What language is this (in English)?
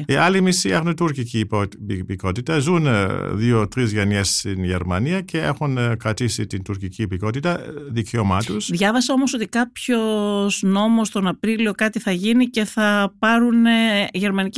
Greek